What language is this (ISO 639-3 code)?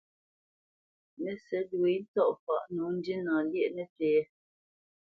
bce